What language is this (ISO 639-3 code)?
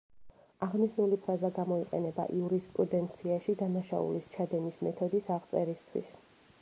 kat